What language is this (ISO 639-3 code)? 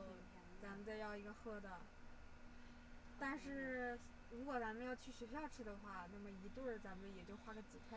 zho